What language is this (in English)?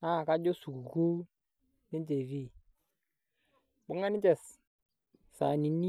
Masai